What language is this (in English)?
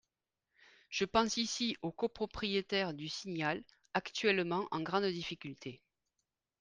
French